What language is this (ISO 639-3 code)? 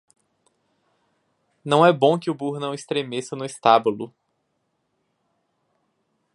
por